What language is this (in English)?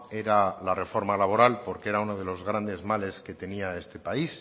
Spanish